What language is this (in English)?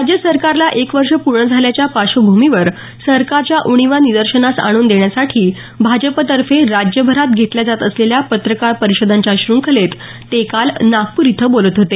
Marathi